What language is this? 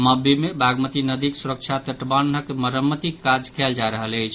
Maithili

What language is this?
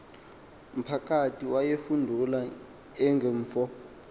Xhosa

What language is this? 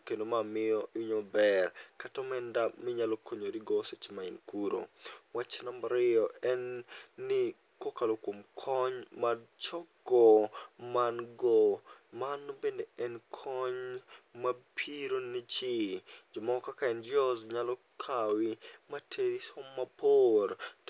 Luo (Kenya and Tanzania)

